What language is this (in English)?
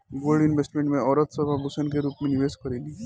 Bhojpuri